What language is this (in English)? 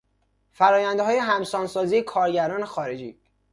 Persian